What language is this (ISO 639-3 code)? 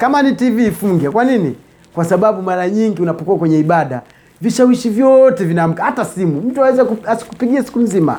swa